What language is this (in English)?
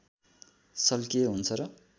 Nepali